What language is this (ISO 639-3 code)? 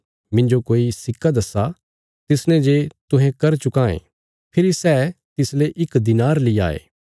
kfs